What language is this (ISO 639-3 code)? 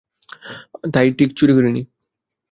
ben